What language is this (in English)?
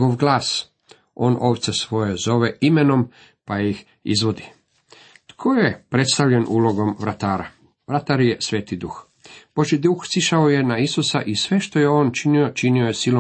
Croatian